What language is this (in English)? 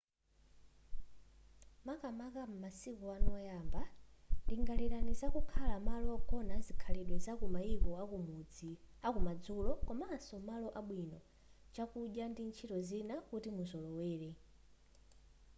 Nyanja